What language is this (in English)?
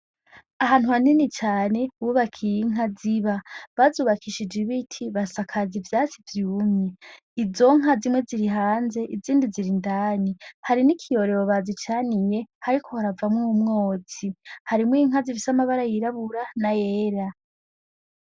Rundi